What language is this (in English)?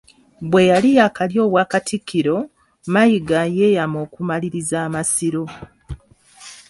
Ganda